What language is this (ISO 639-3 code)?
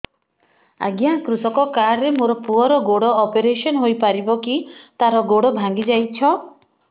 ori